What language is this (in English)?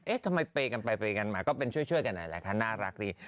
Thai